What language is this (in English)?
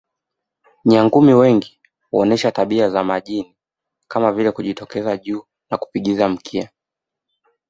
Swahili